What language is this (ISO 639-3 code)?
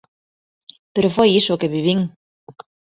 glg